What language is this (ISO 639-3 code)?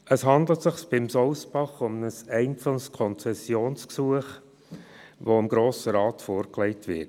gsw